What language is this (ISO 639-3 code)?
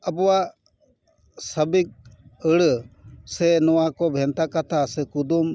sat